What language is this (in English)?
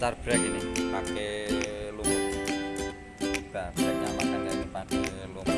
Indonesian